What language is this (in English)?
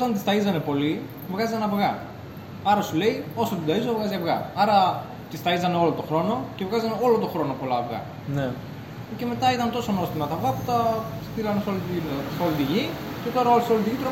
Greek